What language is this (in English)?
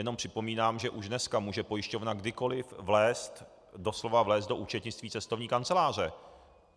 Czech